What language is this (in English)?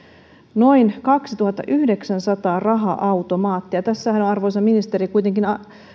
Finnish